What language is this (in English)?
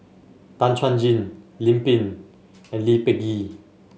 English